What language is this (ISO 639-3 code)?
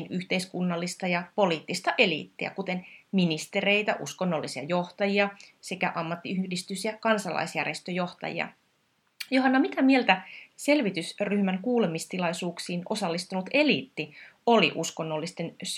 fin